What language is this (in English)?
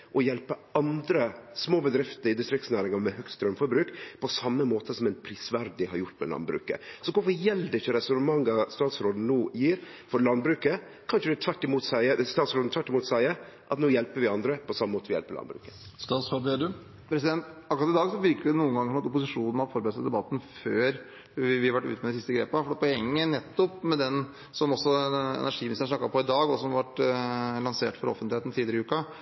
Norwegian